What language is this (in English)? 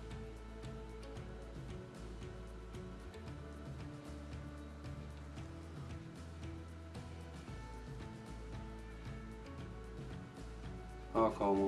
German